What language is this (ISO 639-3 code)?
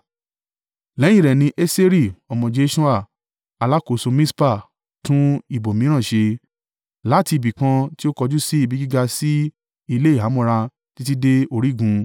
yor